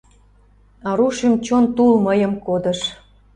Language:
Mari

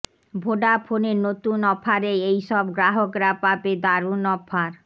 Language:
Bangla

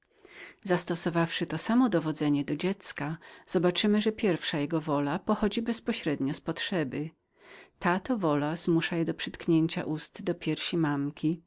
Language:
Polish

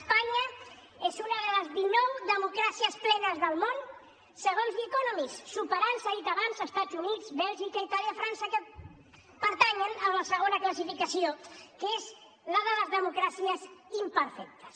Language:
Catalan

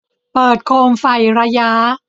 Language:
Thai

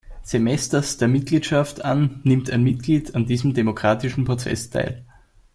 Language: German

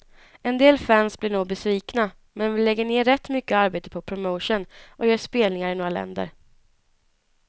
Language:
Swedish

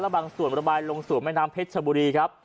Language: Thai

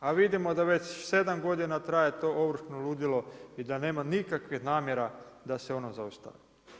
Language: Croatian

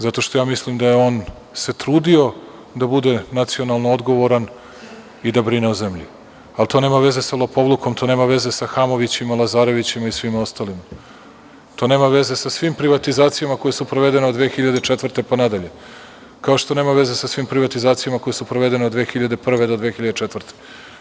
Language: Serbian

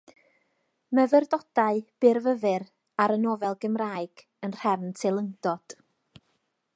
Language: Welsh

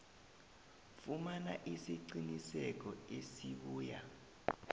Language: South Ndebele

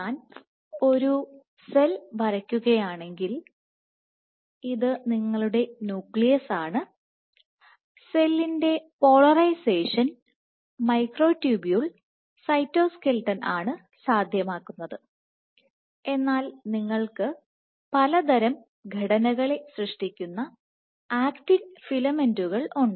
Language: Malayalam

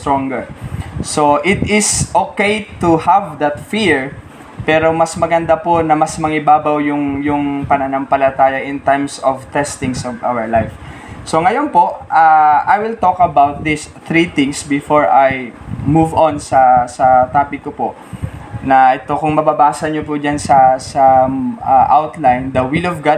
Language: Filipino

